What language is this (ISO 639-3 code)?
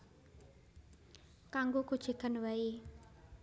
jav